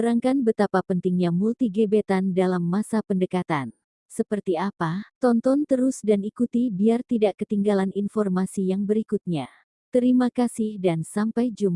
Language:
Indonesian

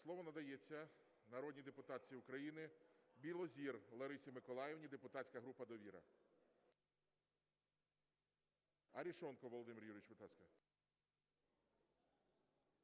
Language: Ukrainian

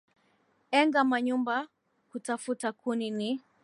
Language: Swahili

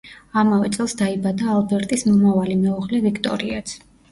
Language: Georgian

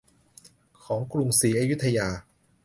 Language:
Thai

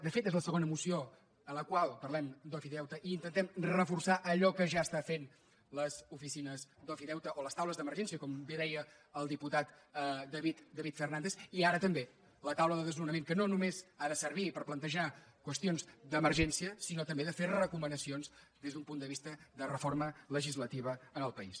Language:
Catalan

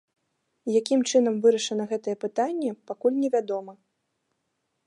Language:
Belarusian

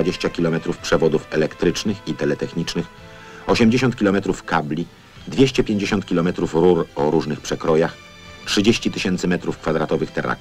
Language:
Polish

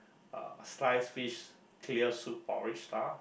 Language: English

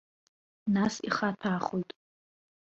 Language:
Abkhazian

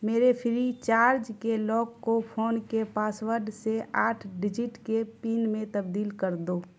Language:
Urdu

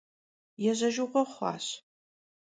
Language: Kabardian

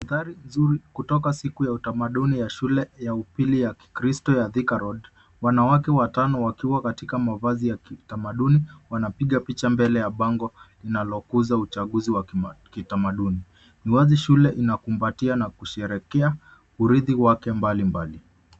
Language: Swahili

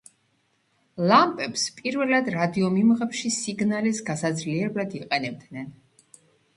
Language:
Georgian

